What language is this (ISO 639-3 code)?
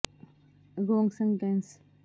pan